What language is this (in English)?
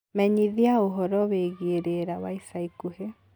Kikuyu